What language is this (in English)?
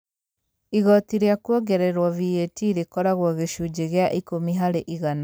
Kikuyu